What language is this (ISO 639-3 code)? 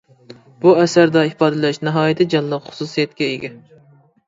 uig